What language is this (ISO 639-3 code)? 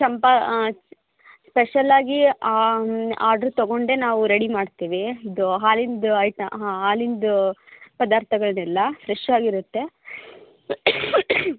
kan